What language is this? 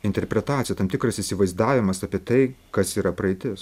Lithuanian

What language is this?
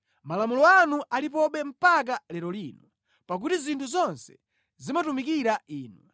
Nyanja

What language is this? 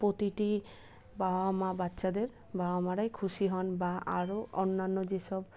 Bangla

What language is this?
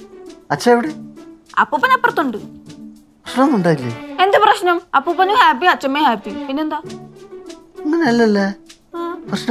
Korean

